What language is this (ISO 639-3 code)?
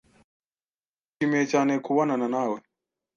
kin